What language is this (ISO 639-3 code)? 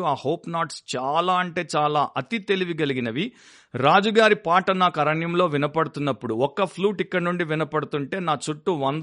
tel